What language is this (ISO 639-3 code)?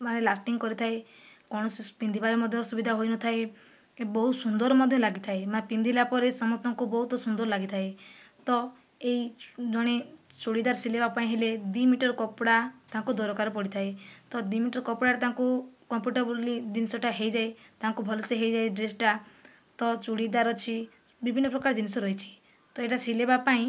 ori